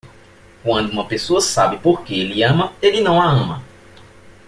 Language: Portuguese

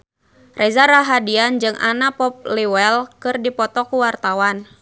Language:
Sundanese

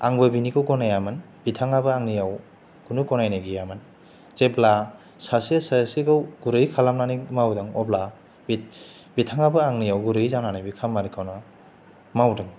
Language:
Bodo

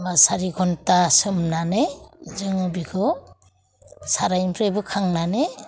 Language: Bodo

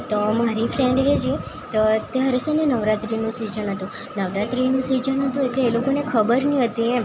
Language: Gujarati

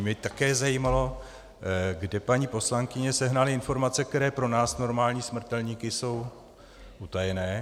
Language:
Czech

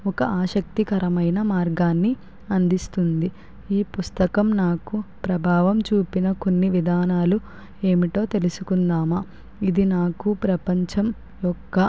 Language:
Telugu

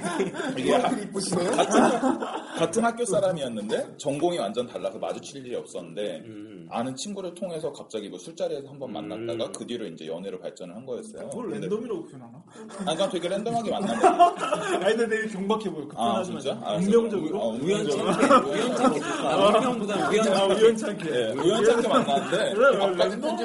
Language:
Korean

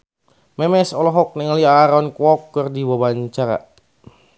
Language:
Sundanese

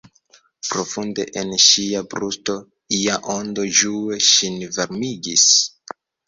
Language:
Esperanto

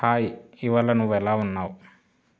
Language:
Telugu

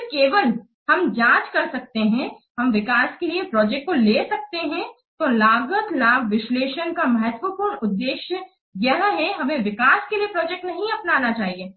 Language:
Hindi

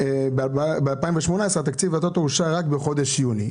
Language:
Hebrew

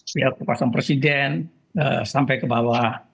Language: Indonesian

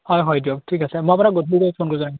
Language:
Assamese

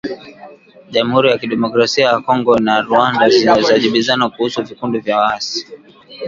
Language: Swahili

